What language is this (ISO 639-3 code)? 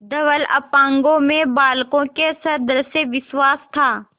hin